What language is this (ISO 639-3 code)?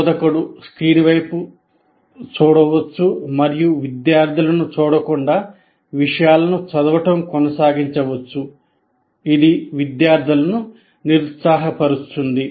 tel